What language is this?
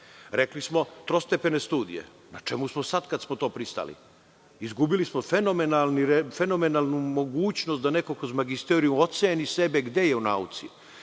Serbian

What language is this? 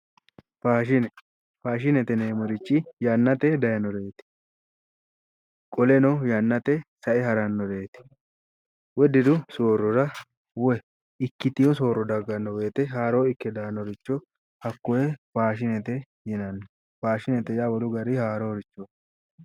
Sidamo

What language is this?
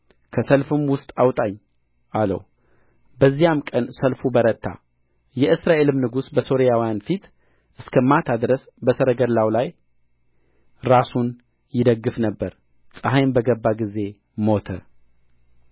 Amharic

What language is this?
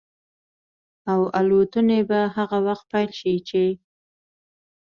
Pashto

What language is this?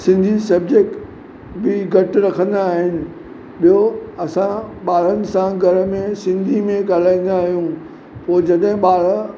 Sindhi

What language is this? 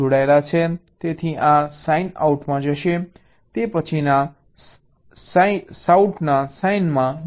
Gujarati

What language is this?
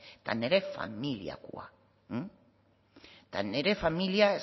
Basque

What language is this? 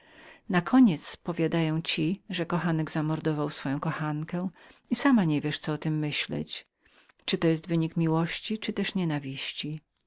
Polish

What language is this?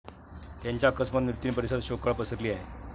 Marathi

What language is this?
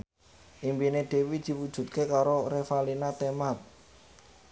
Javanese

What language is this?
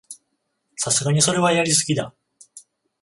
Japanese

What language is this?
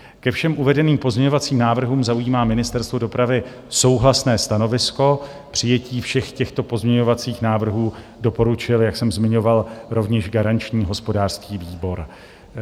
Czech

